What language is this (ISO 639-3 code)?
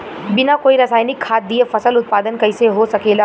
bho